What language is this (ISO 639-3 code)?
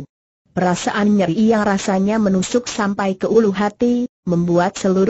ind